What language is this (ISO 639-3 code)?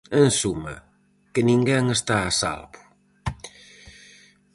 glg